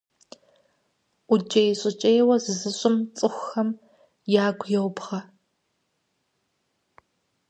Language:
Kabardian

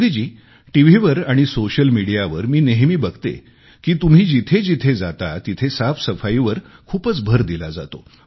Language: Marathi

